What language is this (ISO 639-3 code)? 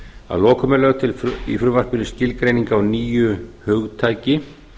isl